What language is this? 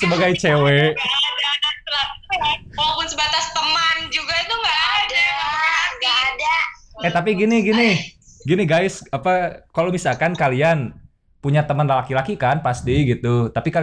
Indonesian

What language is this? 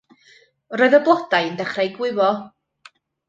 Welsh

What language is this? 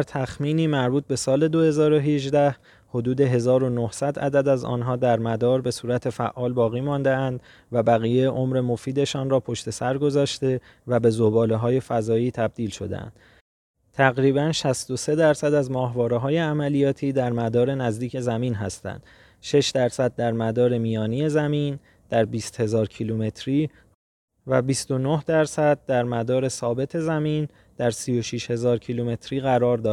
Persian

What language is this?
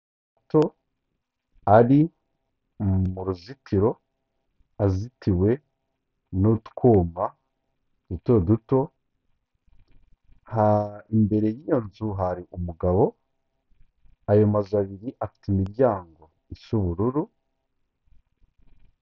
Kinyarwanda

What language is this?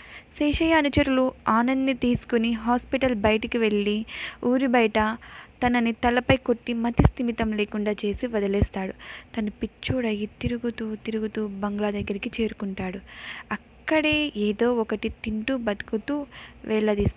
Telugu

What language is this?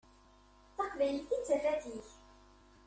Kabyle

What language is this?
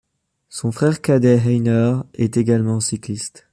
French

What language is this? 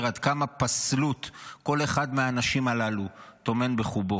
Hebrew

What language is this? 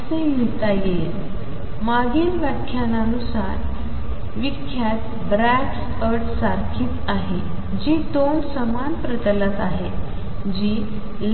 Marathi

